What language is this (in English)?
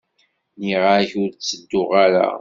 Kabyle